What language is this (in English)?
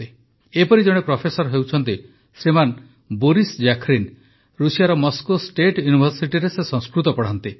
Odia